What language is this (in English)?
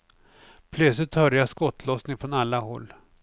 Swedish